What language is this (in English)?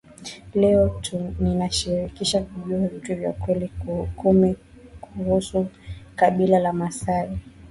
Swahili